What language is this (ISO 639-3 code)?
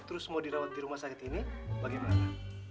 ind